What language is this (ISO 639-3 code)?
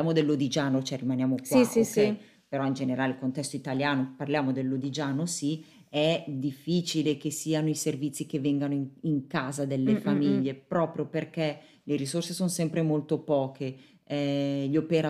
ita